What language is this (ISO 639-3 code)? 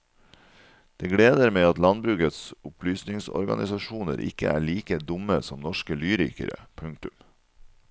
nor